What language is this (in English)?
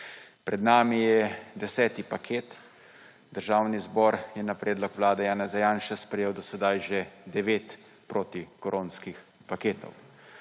Slovenian